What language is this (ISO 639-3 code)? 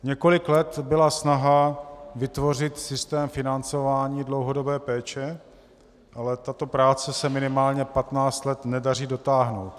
ces